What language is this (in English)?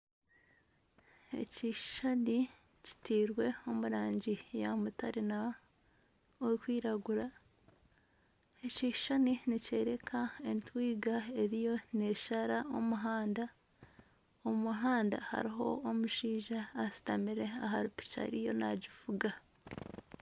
Nyankole